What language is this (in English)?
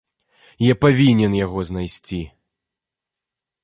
Belarusian